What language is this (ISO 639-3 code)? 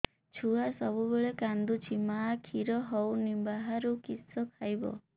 ori